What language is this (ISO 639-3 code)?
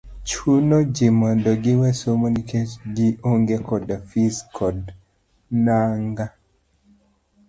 luo